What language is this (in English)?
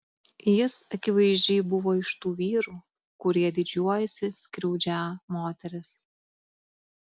Lithuanian